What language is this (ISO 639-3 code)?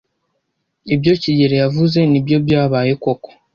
kin